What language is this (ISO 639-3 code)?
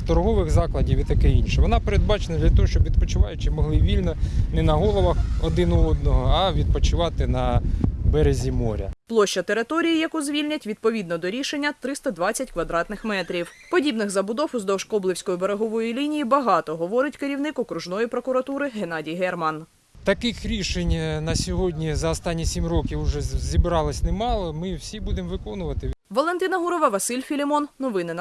ukr